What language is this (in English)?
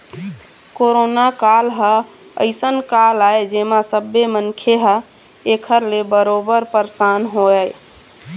Chhattisgarhi